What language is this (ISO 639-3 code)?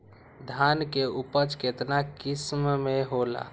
mag